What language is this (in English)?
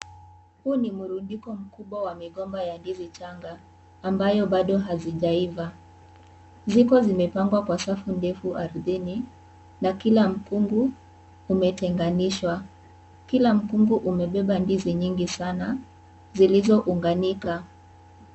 Swahili